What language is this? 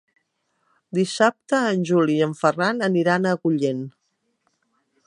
Catalan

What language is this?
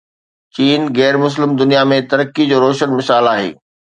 Sindhi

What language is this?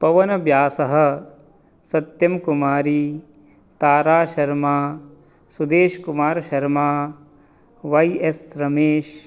Sanskrit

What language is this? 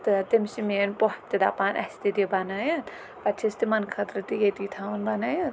Kashmiri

